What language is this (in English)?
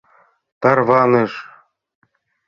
Mari